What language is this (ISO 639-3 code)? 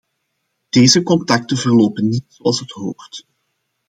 nld